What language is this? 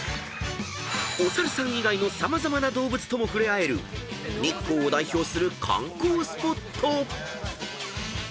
Japanese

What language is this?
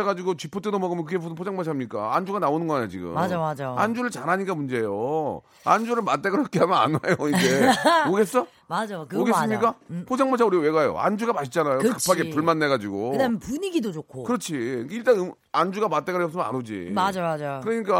Korean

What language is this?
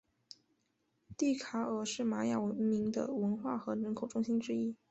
Chinese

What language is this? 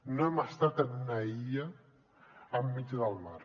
Catalan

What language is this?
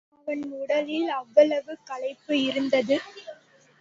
Tamil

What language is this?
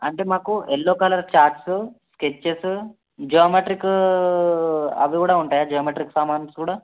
Telugu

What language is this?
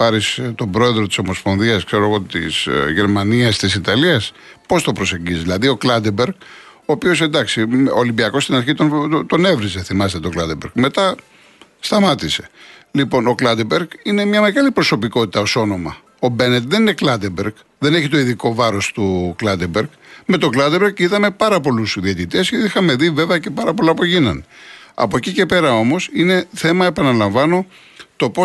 Greek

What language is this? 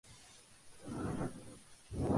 Spanish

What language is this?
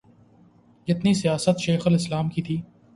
Urdu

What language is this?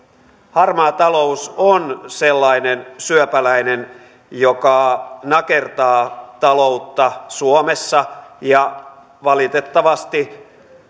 Finnish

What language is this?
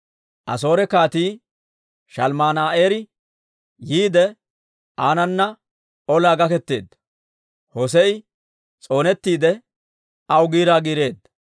Dawro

